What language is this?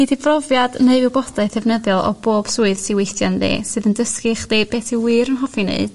Welsh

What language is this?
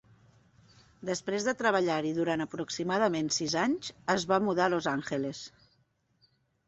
Catalan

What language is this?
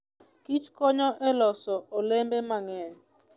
Luo (Kenya and Tanzania)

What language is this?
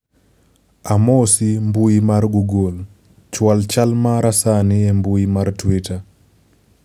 Luo (Kenya and Tanzania)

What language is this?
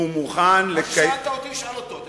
Hebrew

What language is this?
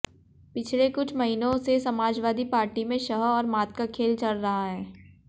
Hindi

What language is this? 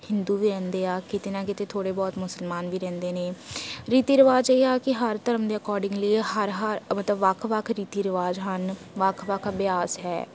Punjabi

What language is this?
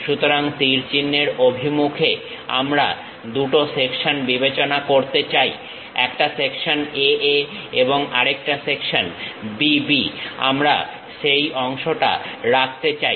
Bangla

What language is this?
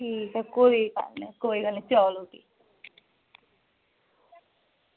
Dogri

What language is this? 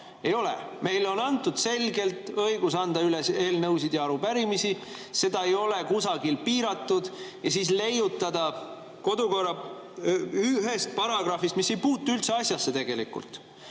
Estonian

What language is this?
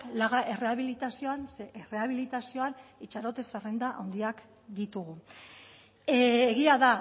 Basque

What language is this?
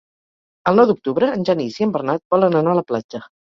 Catalan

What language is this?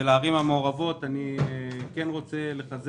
Hebrew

